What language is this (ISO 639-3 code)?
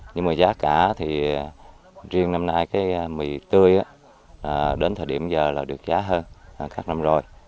vie